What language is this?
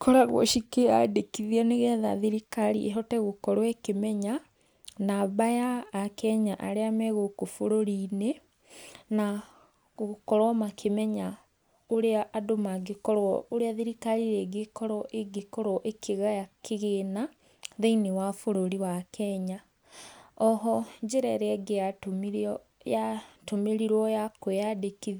Kikuyu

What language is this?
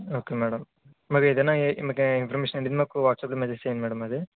Telugu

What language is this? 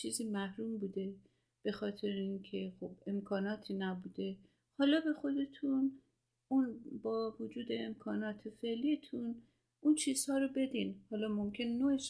Persian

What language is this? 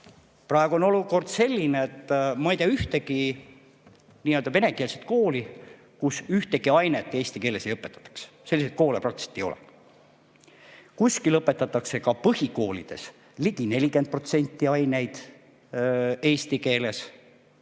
Estonian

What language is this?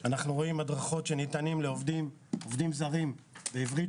Hebrew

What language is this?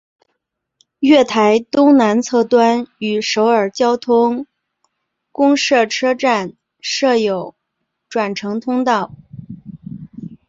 Chinese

